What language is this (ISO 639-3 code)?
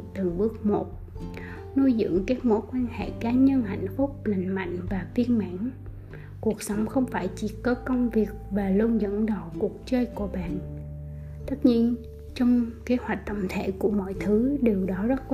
vie